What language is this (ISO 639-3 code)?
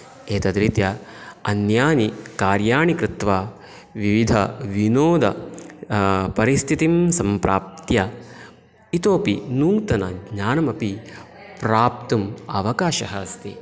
san